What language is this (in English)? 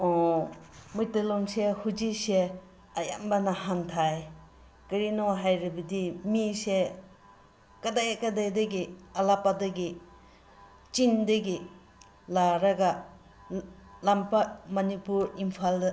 Manipuri